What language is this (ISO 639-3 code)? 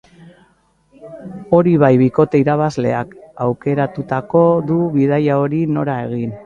eus